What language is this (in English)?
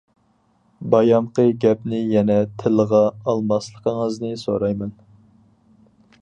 Uyghur